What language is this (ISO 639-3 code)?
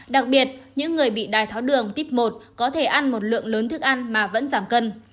vie